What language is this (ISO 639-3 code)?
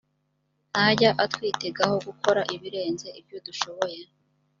kin